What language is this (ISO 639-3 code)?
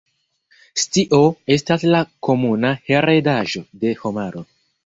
epo